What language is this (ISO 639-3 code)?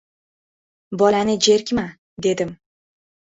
uzb